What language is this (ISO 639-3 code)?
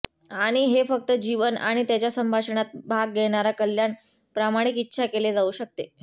mar